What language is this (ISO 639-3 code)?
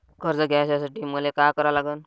mar